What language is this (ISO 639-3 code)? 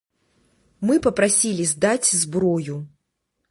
bel